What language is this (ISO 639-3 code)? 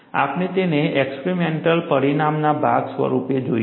guj